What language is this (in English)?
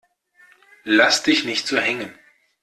German